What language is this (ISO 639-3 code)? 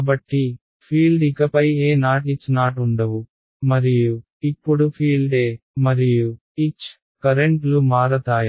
tel